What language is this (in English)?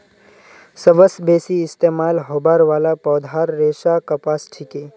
Magahi